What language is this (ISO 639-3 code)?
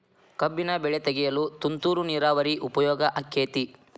kan